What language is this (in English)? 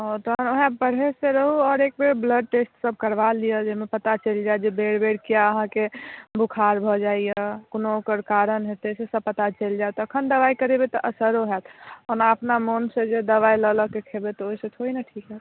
Maithili